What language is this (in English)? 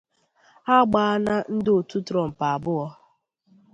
Igbo